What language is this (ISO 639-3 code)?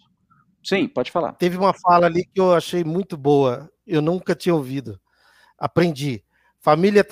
por